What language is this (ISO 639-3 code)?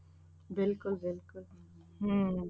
pan